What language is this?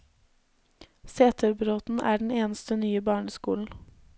Norwegian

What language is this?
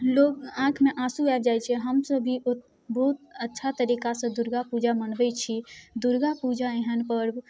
Maithili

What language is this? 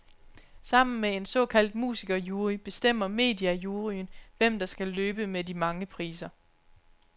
Danish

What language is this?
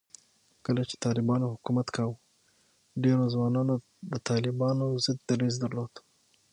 Pashto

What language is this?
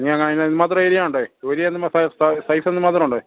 Malayalam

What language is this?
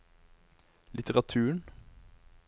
Norwegian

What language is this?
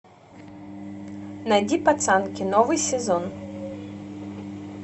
Russian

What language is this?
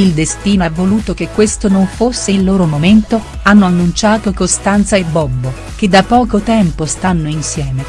Italian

